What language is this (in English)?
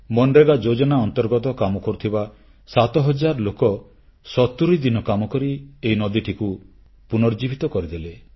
Odia